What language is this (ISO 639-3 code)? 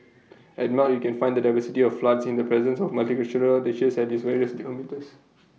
eng